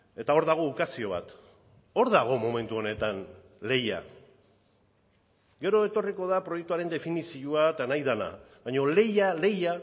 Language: Basque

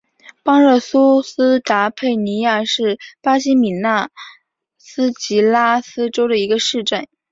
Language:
Chinese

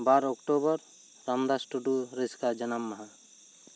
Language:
Santali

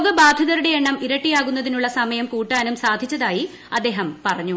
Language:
Malayalam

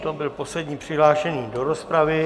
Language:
Czech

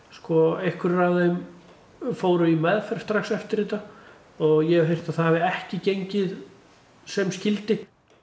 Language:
Icelandic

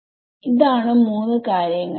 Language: Malayalam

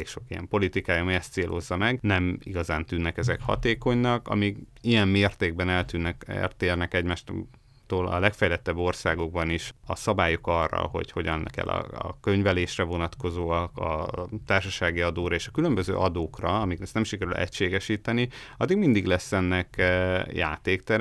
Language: Hungarian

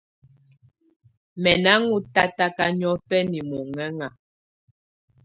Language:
Tunen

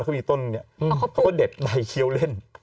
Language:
Thai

